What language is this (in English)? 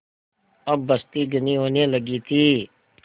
Hindi